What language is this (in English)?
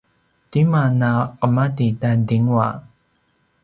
Paiwan